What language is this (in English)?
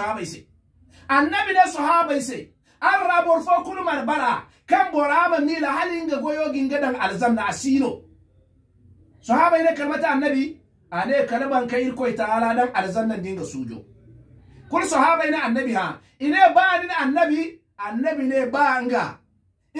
Arabic